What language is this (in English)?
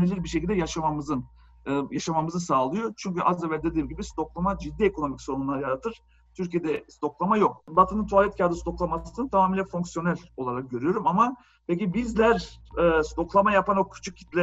Turkish